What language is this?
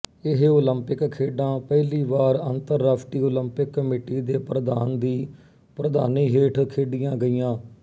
Punjabi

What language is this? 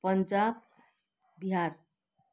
Nepali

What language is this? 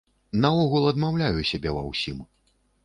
Belarusian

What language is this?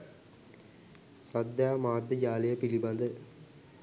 Sinhala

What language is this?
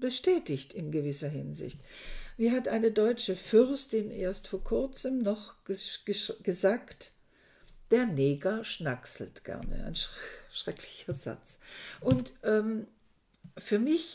German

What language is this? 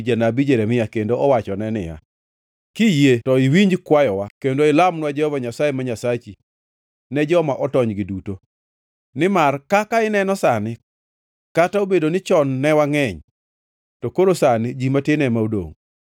Luo (Kenya and Tanzania)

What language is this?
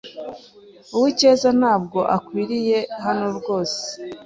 Kinyarwanda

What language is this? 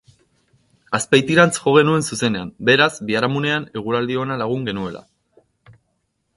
Basque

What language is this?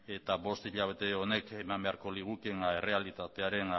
Basque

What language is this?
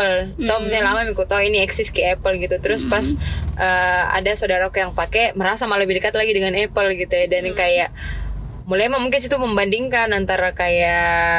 Indonesian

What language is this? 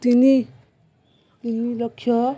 Odia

